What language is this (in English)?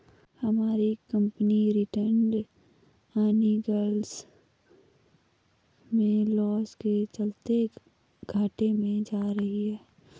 Hindi